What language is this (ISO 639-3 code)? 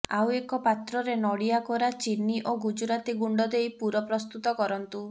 ori